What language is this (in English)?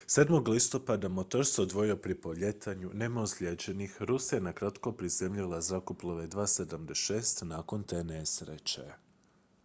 Croatian